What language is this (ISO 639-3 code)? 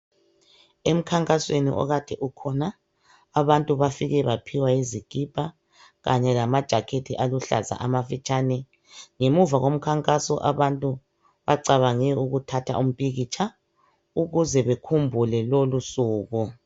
nde